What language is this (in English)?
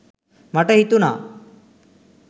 Sinhala